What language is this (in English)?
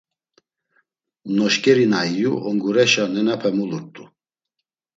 Laz